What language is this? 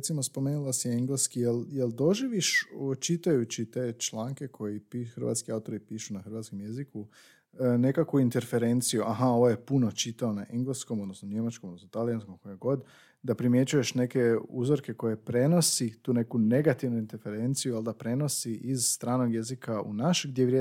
Croatian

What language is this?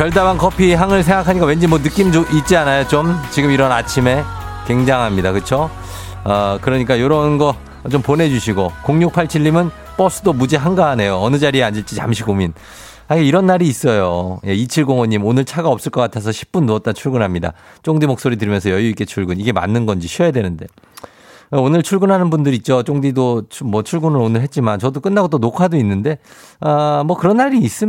Korean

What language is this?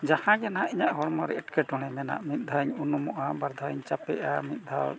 Santali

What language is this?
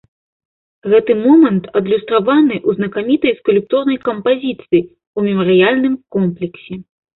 Belarusian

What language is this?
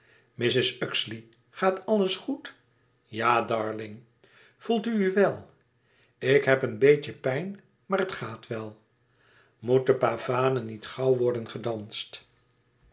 Dutch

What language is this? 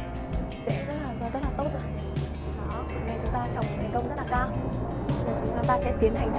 Vietnamese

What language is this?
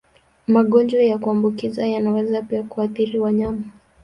Swahili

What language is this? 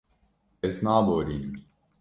Kurdish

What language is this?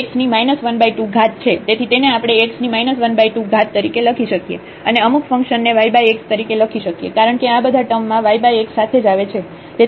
Gujarati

